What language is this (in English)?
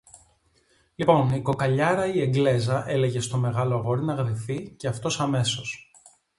Greek